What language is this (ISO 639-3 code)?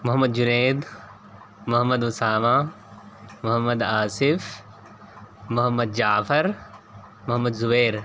urd